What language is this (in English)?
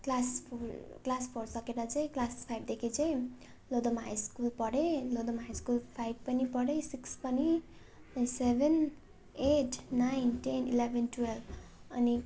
Nepali